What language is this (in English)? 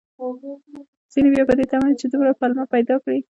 Pashto